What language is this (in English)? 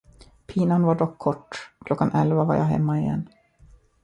Swedish